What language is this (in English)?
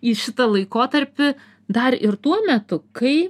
Lithuanian